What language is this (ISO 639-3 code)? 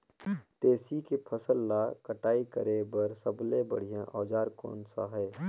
hne